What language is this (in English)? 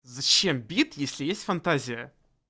Russian